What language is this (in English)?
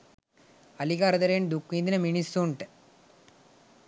Sinhala